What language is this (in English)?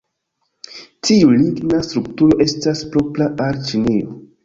Esperanto